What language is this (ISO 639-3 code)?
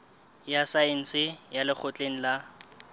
sot